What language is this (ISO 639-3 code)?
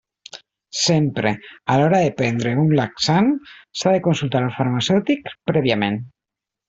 cat